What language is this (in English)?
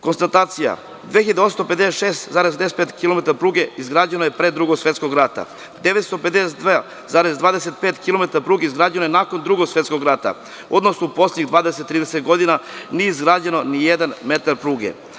Serbian